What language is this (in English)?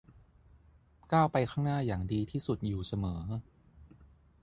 Thai